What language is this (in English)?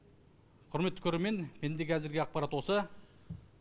Kazakh